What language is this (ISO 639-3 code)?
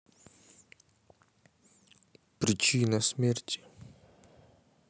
rus